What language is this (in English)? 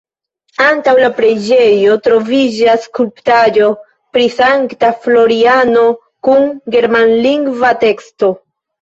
Esperanto